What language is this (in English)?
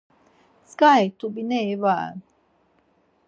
Laz